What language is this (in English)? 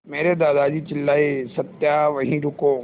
Hindi